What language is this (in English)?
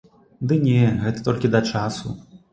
Belarusian